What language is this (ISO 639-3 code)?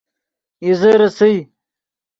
ydg